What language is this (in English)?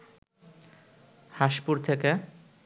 Bangla